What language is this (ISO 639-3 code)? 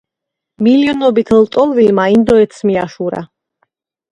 kat